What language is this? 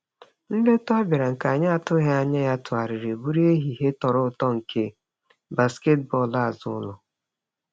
Igbo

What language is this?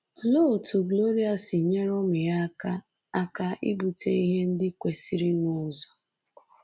Igbo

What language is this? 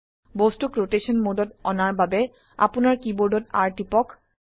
Assamese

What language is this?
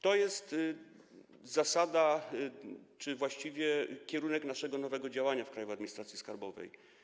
Polish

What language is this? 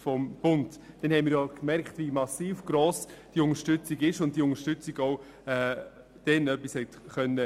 Swiss German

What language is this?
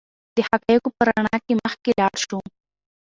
Pashto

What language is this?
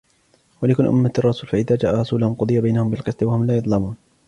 Arabic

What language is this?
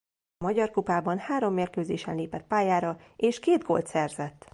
Hungarian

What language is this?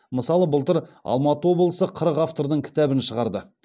Kazakh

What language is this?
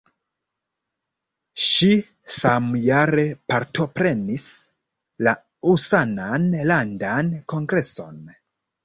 Esperanto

